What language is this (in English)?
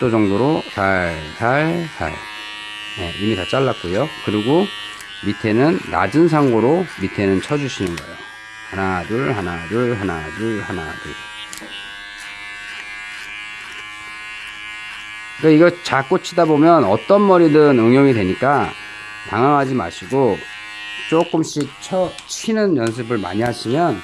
Korean